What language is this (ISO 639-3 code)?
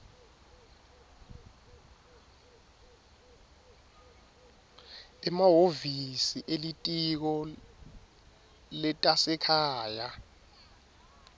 ssw